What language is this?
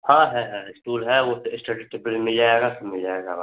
Hindi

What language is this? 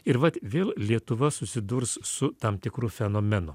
Lithuanian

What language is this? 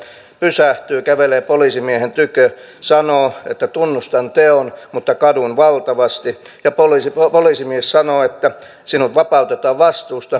Finnish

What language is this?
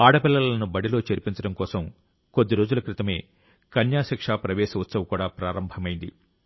Telugu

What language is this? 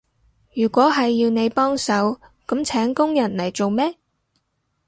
Cantonese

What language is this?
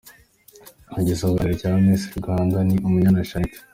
Kinyarwanda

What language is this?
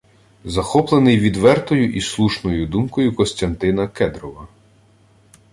Ukrainian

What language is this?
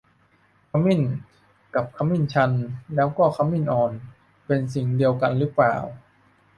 Thai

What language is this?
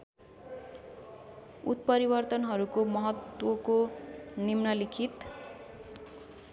Nepali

